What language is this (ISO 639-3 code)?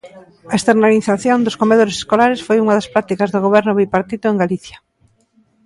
glg